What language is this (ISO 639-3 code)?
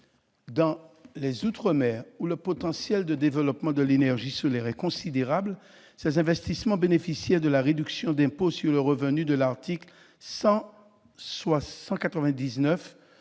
fra